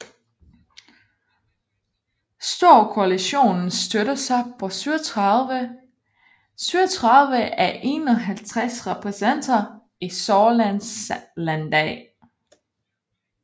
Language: Danish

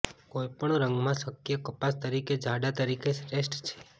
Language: Gujarati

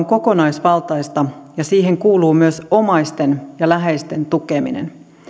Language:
Finnish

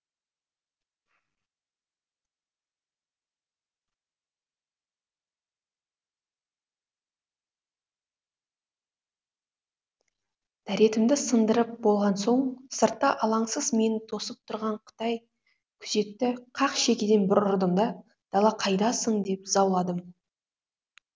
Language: Kazakh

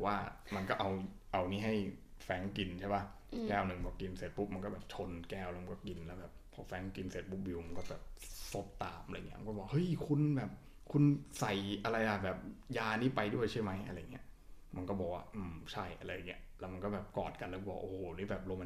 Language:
Thai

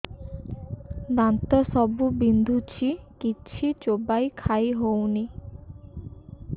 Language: Odia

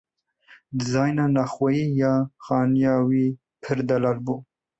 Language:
Kurdish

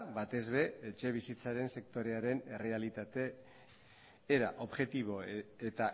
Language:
Basque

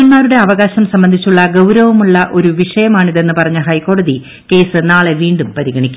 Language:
Malayalam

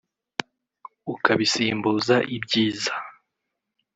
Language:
Kinyarwanda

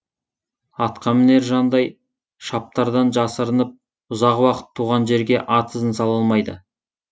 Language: Kazakh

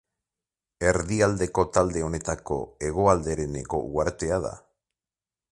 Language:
Basque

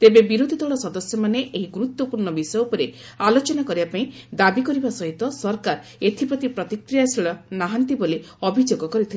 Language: Odia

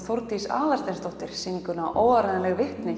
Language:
Icelandic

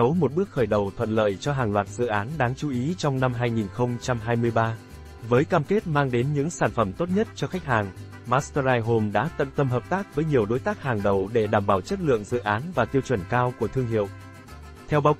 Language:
Vietnamese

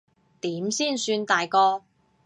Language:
Cantonese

